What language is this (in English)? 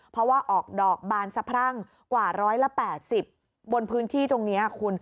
Thai